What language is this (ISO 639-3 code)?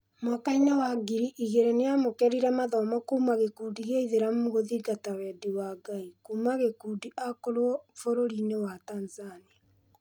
kik